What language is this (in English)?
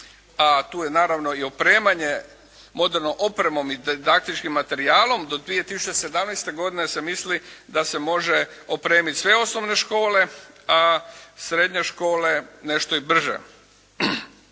Croatian